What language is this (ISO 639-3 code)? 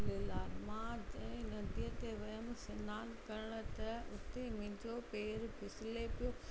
snd